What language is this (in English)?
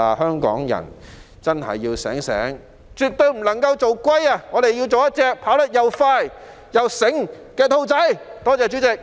Cantonese